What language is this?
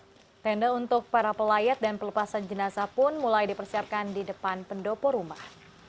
Indonesian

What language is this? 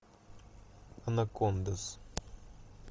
Russian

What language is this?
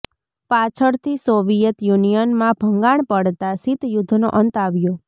Gujarati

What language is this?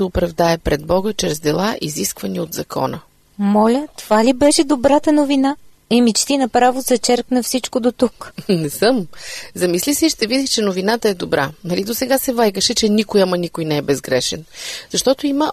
Bulgarian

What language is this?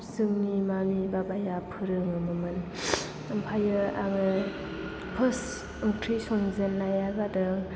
Bodo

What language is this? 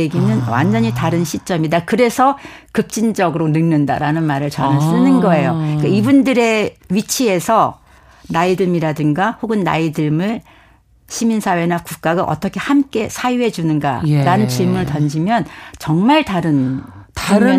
Korean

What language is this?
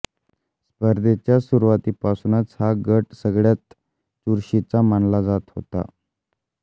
Marathi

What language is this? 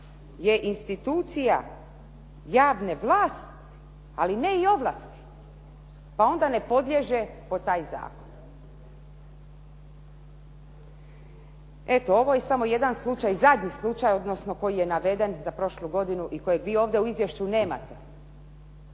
Croatian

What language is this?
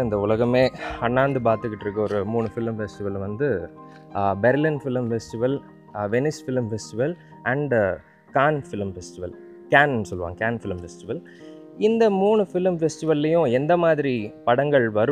Tamil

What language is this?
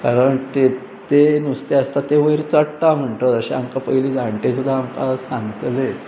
Konkani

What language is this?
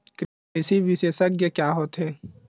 Chhattisgarhi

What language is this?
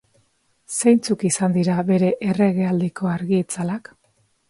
Basque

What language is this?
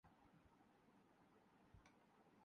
Urdu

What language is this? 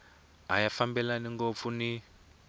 Tsonga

